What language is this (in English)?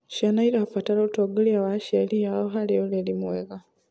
Kikuyu